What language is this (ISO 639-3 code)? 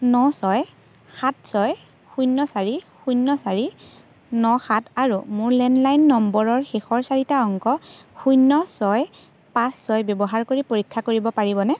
asm